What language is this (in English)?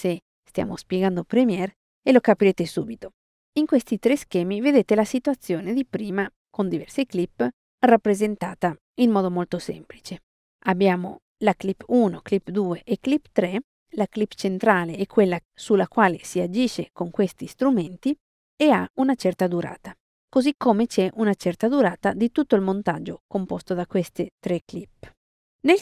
Italian